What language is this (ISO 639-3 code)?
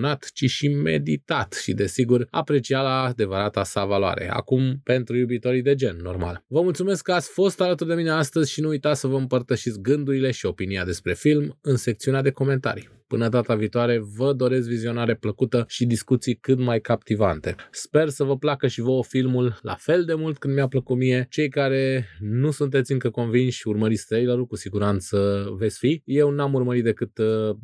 ron